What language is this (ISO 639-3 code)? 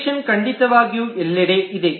kan